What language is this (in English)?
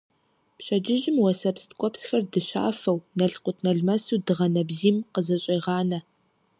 Kabardian